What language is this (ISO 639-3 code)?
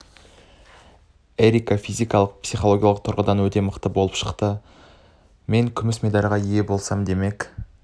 kaz